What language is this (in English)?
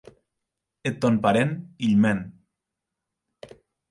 Occitan